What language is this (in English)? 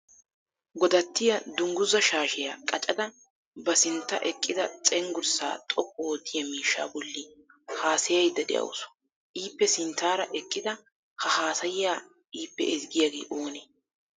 Wolaytta